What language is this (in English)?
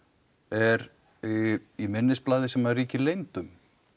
Icelandic